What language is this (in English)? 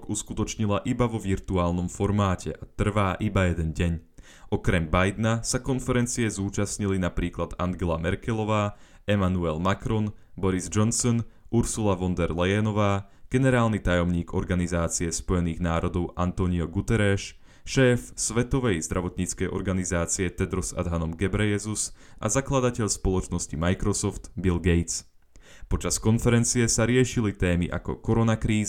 Slovak